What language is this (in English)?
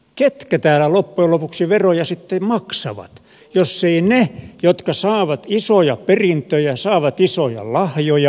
Finnish